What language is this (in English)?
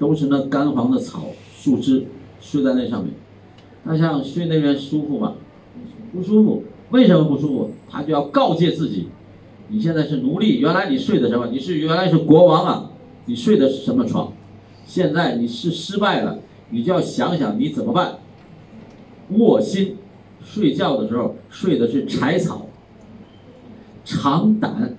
Chinese